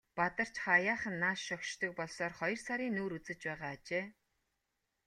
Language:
Mongolian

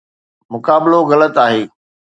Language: Sindhi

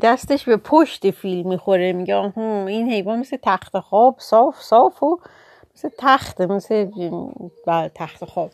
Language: Persian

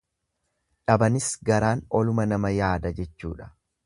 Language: Oromo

